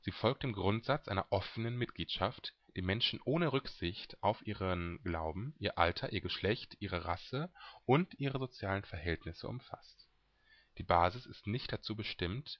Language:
German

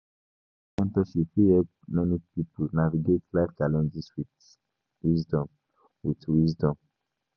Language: Nigerian Pidgin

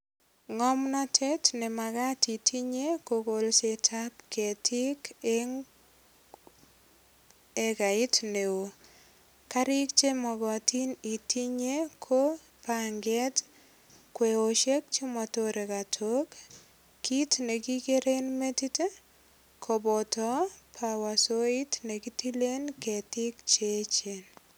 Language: Kalenjin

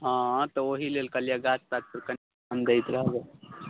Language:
Maithili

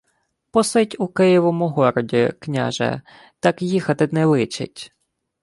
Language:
Ukrainian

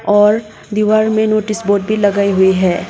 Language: Hindi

